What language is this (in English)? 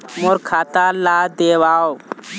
Chhattisgarhi